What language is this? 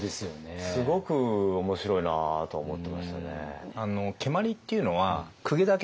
Japanese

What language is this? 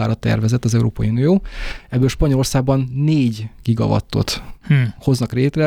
Hungarian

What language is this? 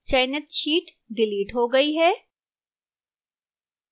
Hindi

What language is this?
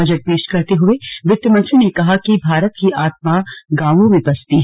Hindi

